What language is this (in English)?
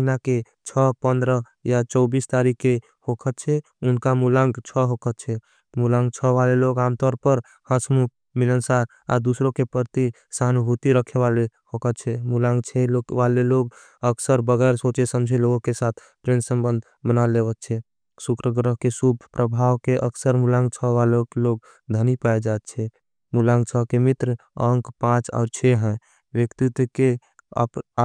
Angika